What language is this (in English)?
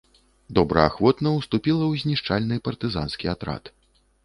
Belarusian